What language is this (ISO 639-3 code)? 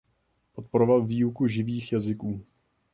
ces